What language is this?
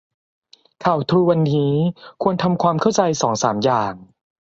Thai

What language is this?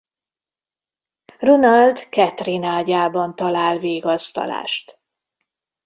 Hungarian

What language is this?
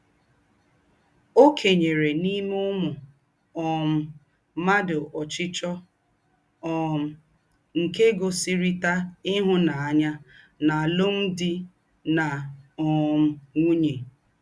Igbo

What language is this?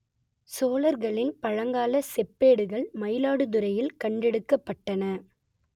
Tamil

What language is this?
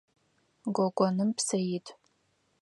Adyghe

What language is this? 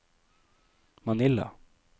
Norwegian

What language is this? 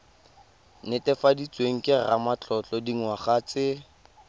Tswana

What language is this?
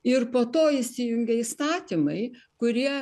Lithuanian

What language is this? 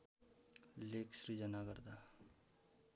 Nepali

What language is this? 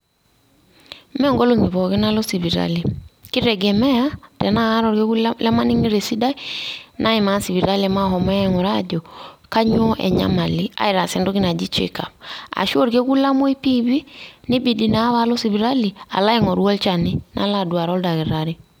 Masai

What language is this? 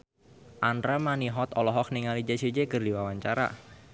Sundanese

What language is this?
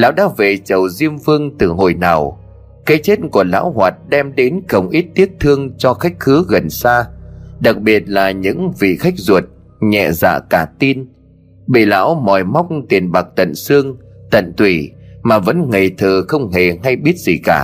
Vietnamese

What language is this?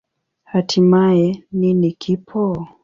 Swahili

